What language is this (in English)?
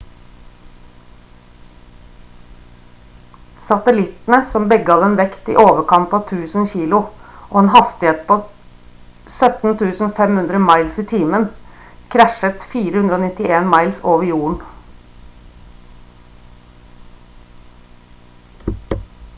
Norwegian Bokmål